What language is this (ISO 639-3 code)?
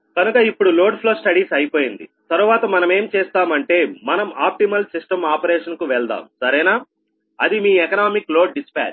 tel